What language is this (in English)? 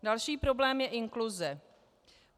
Czech